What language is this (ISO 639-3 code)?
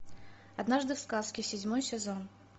rus